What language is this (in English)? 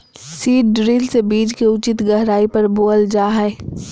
Magahi